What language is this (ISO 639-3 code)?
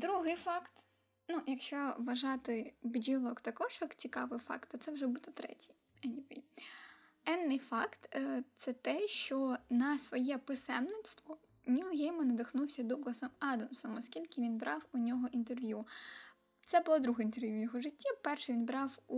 ukr